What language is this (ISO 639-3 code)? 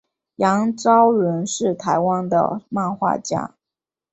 zho